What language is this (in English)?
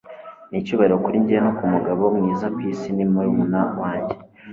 Kinyarwanda